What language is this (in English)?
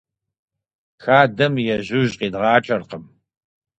Kabardian